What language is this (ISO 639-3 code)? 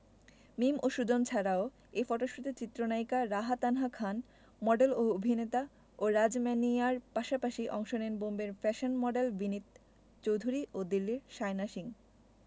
ben